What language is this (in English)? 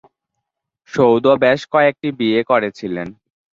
Bangla